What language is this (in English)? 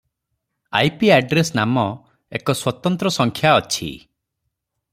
Odia